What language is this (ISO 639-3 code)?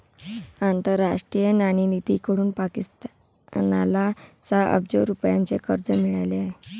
mar